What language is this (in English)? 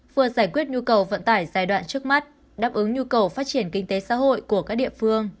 Vietnamese